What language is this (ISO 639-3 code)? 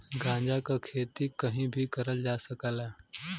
bho